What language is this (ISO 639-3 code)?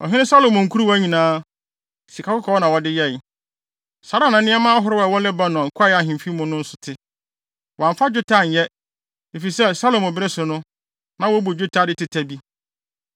aka